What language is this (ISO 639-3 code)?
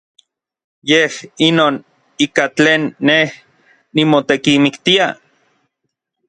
nlv